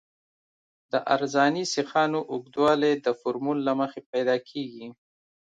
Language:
Pashto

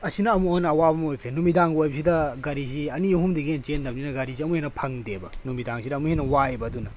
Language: Manipuri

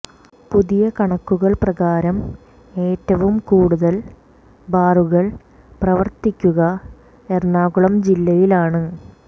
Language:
Malayalam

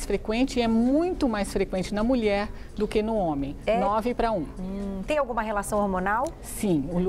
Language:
Portuguese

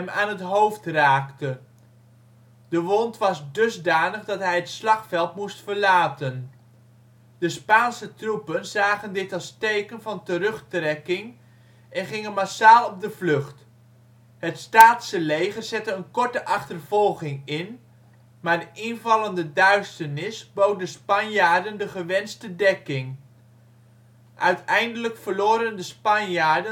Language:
Dutch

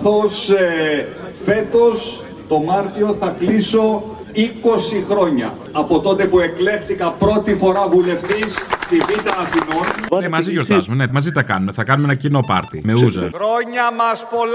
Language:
Greek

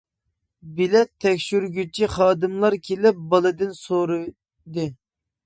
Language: Uyghur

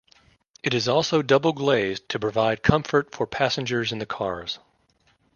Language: English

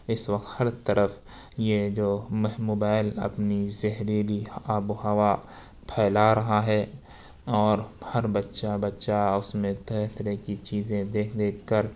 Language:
Urdu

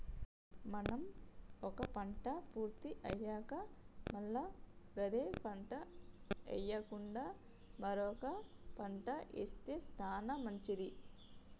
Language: Telugu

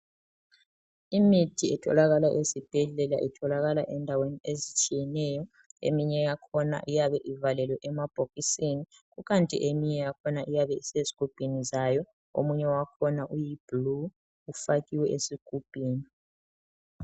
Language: North Ndebele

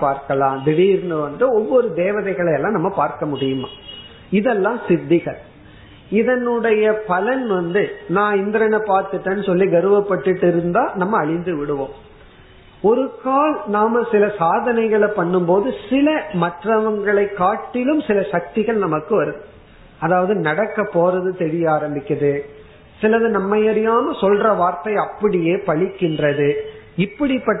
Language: Tamil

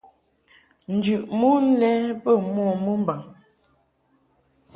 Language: Mungaka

